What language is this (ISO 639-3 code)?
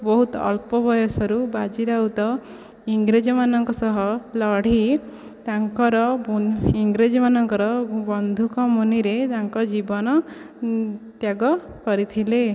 ori